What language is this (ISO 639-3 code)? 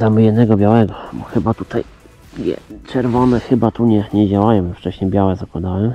pol